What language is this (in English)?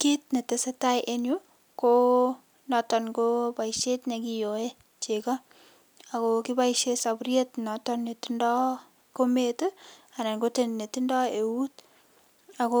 Kalenjin